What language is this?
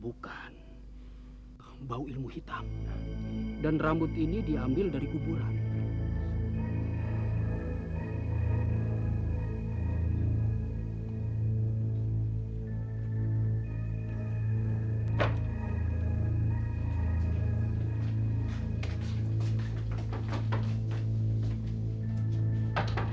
Indonesian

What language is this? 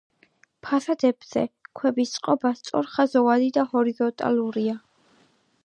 Georgian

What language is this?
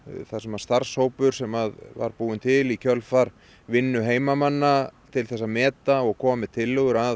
Icelandic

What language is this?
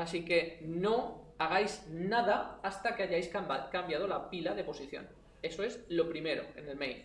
Spanish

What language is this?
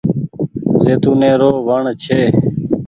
Goaria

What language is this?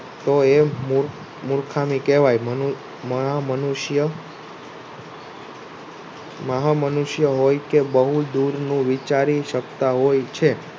Gujarati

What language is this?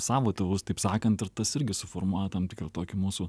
Lithuanian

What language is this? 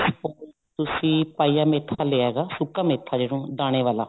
Punjabi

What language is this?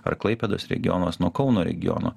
Lithuanian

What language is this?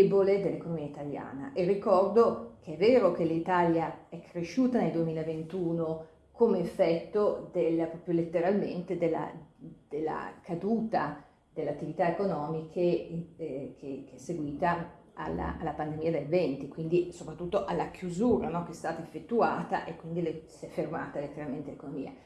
Italian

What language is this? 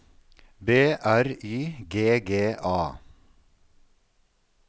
Norwegian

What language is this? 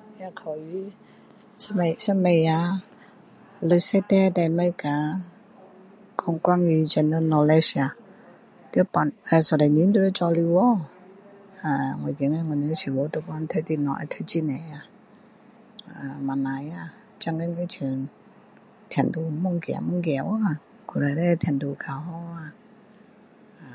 Min Dong Chinese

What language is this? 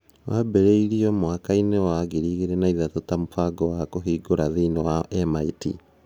Kikuyu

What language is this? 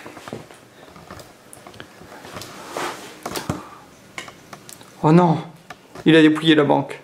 French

